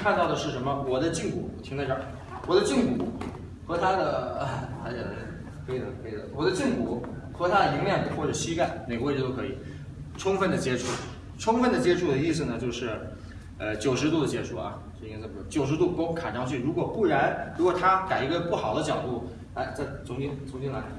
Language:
Chinese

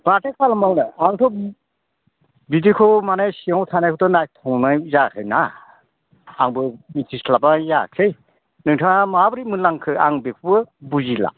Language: Bodo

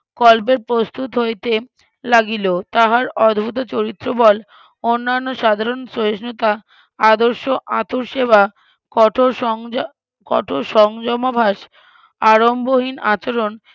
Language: Bangla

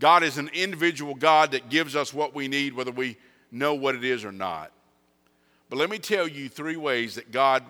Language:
English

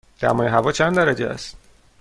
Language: Persian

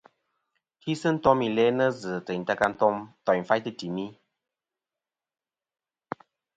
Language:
Kom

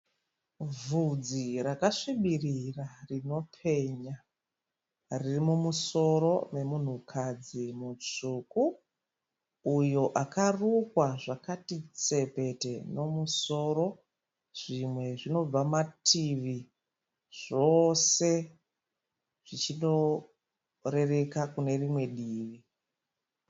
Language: Shona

